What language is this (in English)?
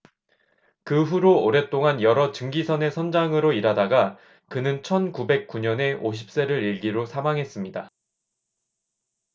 Korean